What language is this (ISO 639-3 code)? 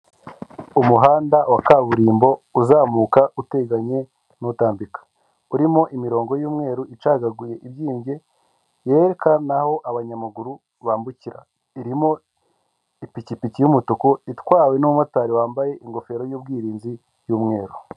kin